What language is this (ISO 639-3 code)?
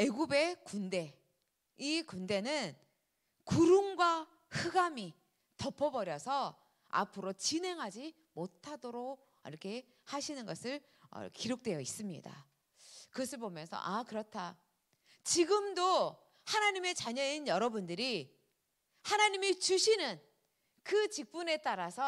kor